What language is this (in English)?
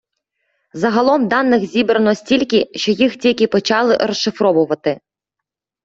Ukrainian